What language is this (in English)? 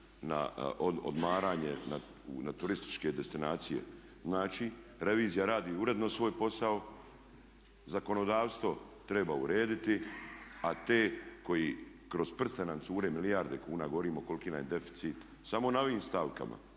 Croatian